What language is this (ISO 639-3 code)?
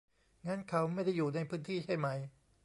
tha